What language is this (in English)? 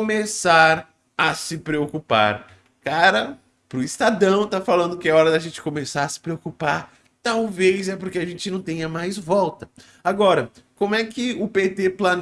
Portuguese